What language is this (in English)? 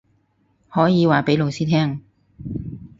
Cantonese